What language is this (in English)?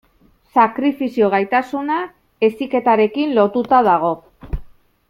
Basque